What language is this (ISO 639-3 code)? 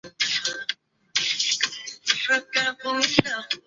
zho